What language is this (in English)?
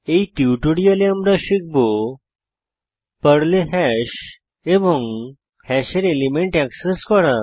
Bangla